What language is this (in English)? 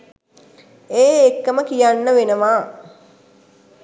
Sinhala